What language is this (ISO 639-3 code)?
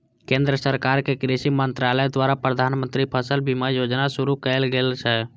mai